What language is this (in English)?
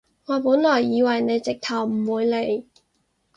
Cantonese